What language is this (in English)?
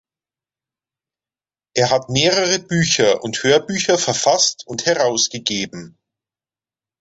German